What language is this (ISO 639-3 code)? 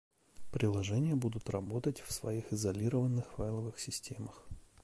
rus